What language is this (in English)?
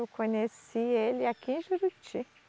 Portuguese